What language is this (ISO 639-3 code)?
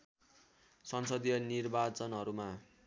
nep